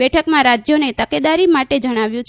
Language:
Gujarati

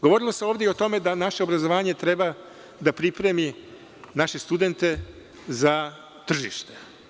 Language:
Serbian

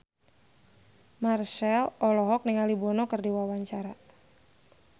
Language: Sundanese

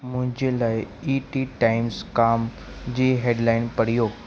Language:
Sindhi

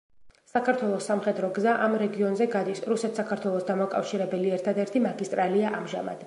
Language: Georgian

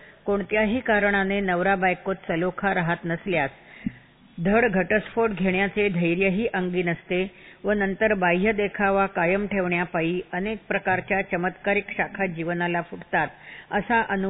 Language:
Marathi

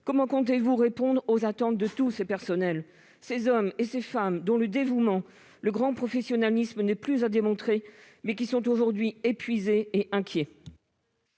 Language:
French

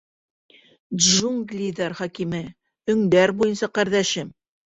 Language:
Bashkir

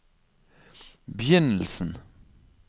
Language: Norwegian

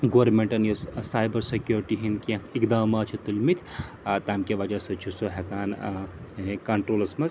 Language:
Kashmiri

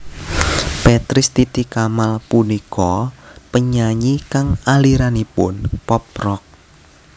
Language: Javanese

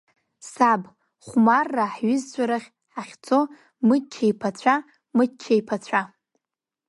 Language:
Abkhazian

